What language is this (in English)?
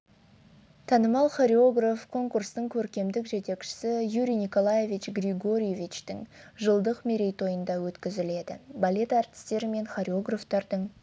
Kazakh